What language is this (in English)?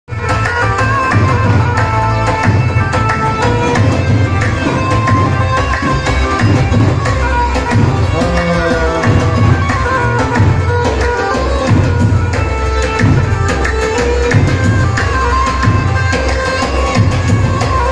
Arabic